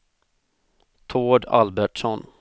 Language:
Swedish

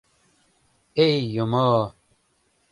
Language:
Mari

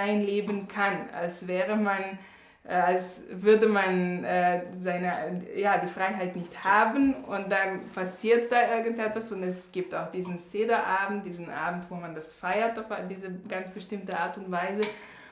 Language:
German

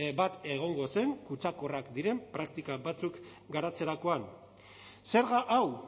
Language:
Basque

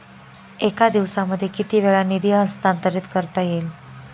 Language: Marathi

